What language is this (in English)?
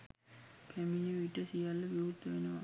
Sinhala